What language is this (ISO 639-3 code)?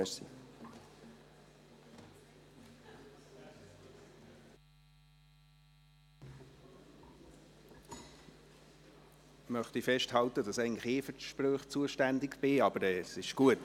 gsw